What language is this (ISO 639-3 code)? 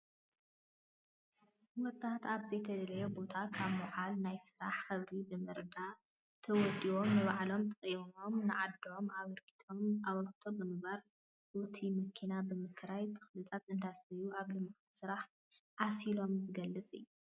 tir